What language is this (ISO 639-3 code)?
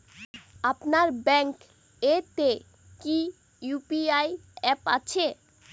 ben